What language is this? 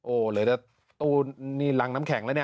Thai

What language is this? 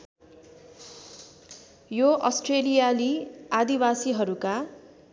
Nepali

